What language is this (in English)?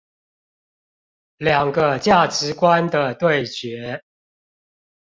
Chinese